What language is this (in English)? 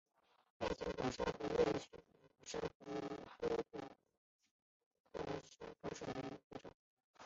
Chinese